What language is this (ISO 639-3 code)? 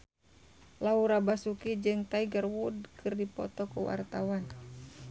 sun